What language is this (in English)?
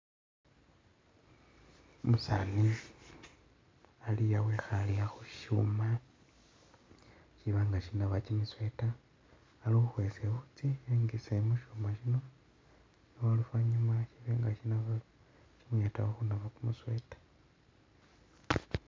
Masaaba